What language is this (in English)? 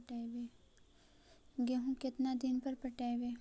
Magahi